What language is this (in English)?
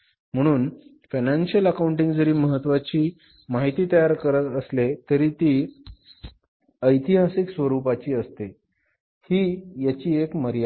Marathi